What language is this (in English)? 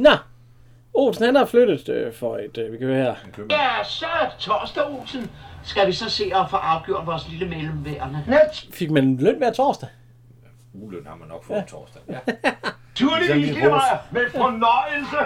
Danish